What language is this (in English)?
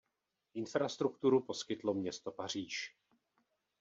Czech